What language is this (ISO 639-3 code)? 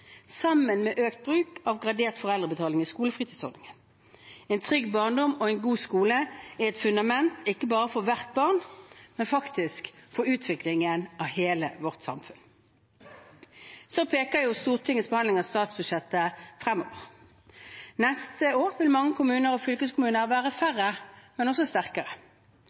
nob